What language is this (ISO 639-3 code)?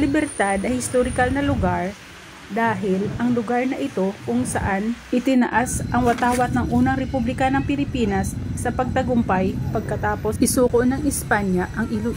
fil